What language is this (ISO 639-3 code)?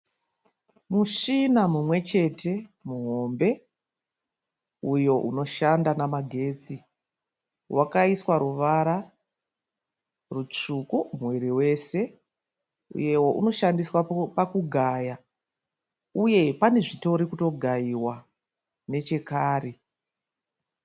sna